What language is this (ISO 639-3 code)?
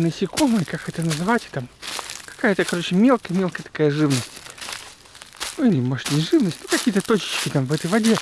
rus